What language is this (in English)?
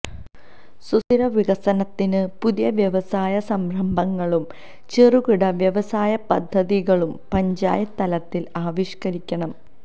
Malayalam